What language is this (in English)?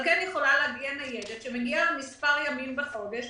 Hebrew